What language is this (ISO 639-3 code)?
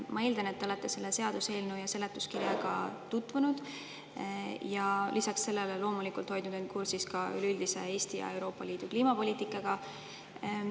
est